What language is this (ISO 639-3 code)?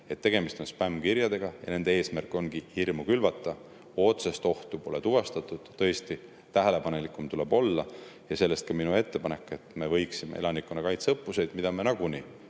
est